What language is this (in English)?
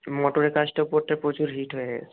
Bangla